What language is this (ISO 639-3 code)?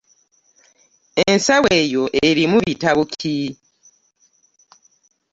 lug